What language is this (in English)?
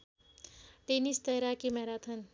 Nepali